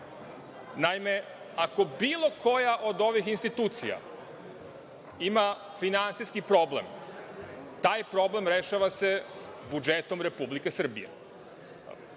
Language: Serbian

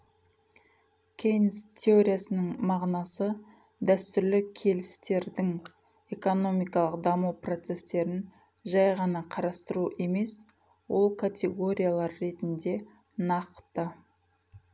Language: Kazakh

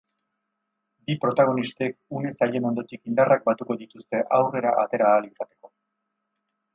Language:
Basque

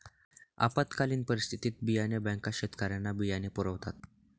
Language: Marathi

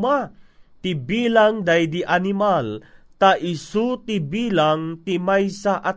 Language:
Filipino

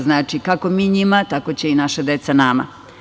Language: Serbian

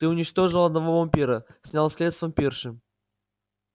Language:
Russian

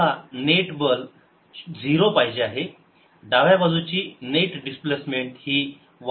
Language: Marathi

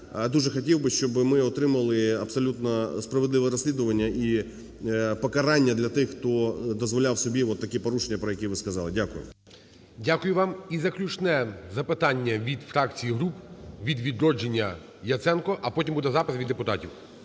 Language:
Ukrainian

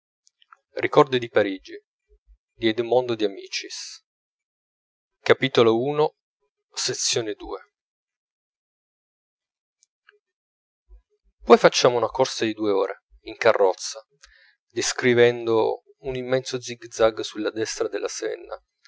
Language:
Italian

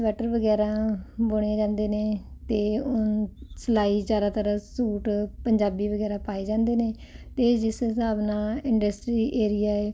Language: Punjabi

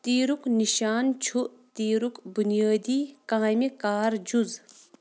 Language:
Kashmiri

